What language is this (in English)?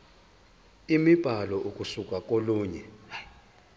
Zulu